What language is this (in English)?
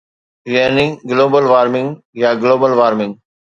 Sindhi